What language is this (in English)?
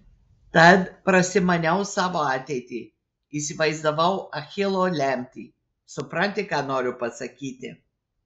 Lithuanian